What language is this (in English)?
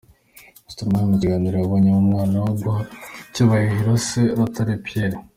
Kinyarwanda